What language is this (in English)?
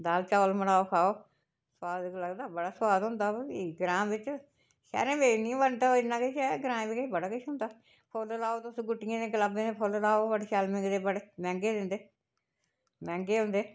Dogri